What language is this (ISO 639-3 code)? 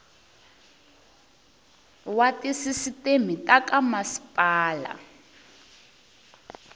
tso